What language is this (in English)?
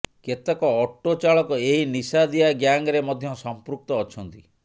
Odia